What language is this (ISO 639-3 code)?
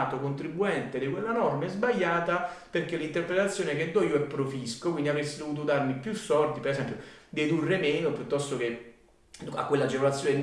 ita